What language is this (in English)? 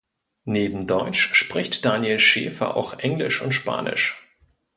German